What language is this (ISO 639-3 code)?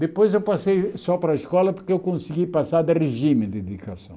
por